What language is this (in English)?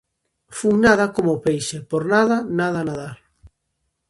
Galician